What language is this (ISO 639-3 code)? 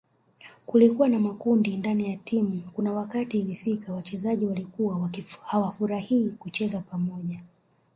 swa